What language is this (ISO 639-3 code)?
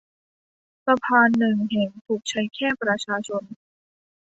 tha